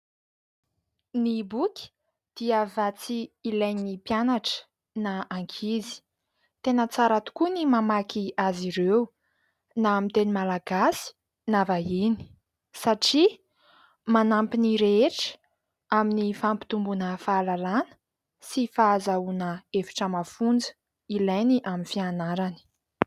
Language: Malagasy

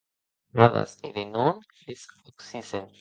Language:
Occitan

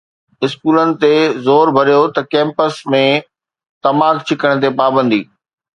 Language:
Sindhi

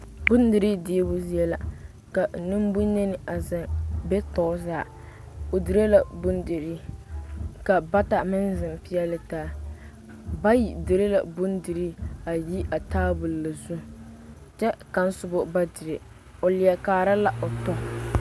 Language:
Southern Dagaare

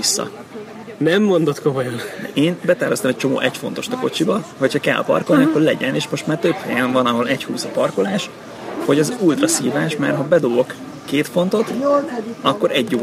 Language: Hungarian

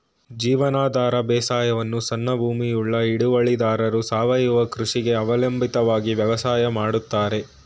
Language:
Kannada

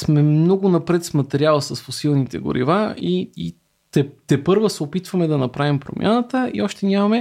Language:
Bulgarian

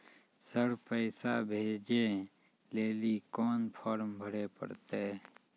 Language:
Maithili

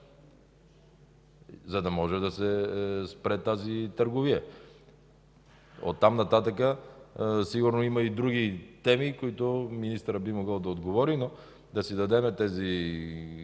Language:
Bulgarian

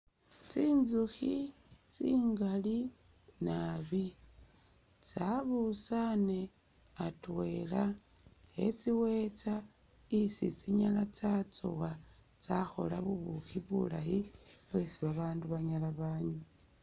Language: Masaaba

